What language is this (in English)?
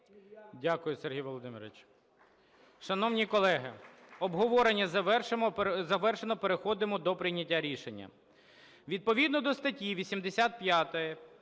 Ukrainian